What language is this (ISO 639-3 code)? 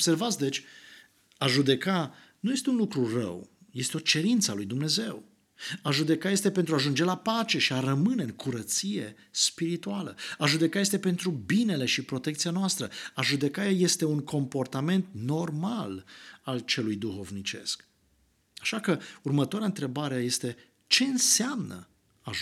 ron